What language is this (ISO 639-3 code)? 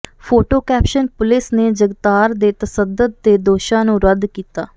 pan